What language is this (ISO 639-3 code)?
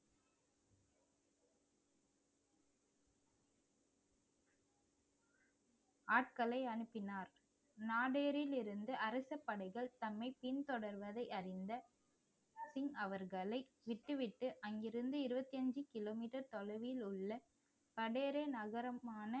tam